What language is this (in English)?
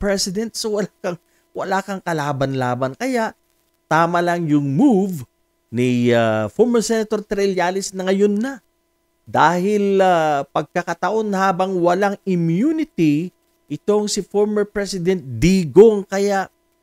Filipino